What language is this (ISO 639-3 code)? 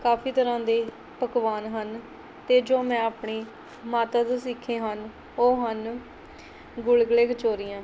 pan